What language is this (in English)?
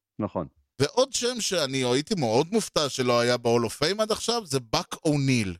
Hebrew